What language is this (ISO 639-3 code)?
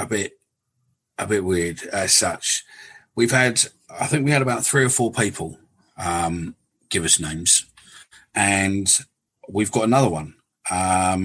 eng